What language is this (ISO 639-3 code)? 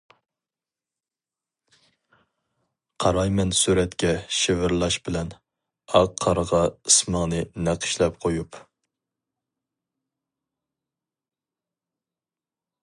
uig